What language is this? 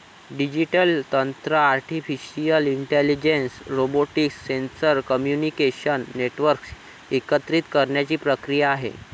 Marathi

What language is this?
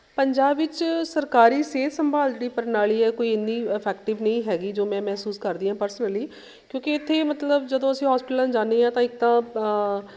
Punjabi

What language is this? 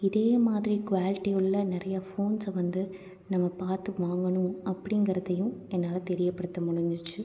Tamil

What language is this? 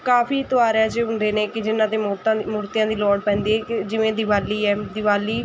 Punjabi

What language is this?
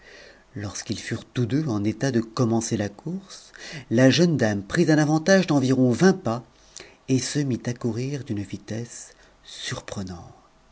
French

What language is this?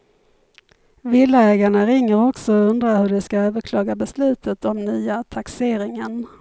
Swedish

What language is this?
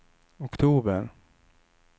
Swedish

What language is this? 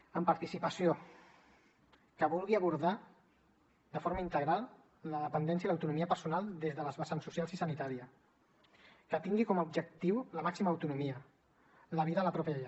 Catalan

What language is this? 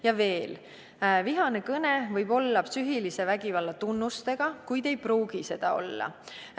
Estonian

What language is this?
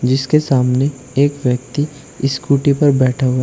Hindi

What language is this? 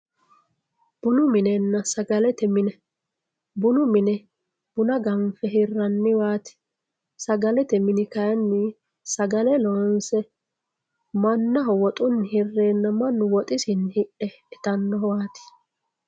Sidamo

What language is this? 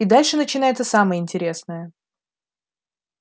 Russian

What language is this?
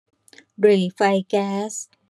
Thai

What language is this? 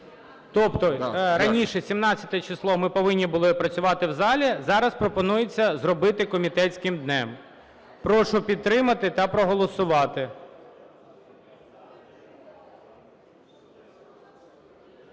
Ukrainian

